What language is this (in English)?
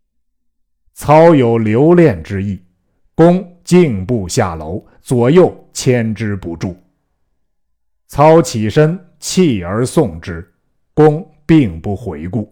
Chinese